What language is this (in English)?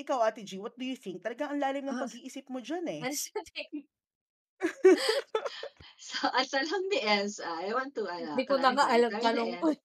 Filipino